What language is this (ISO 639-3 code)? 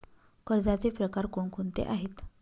mar